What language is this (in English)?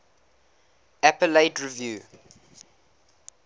English